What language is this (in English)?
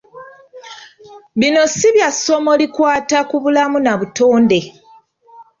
Ganda